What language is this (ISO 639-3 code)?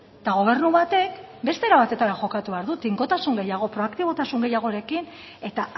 eus